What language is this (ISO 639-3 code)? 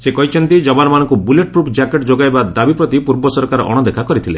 ori